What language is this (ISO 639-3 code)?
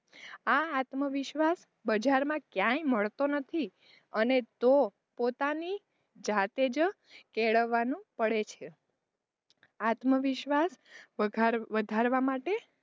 guj